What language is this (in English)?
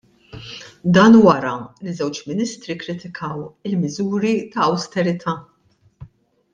Maltese